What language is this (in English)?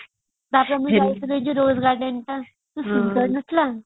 Odia